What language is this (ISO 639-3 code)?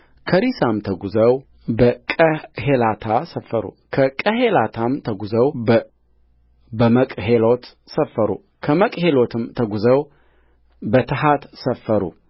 amh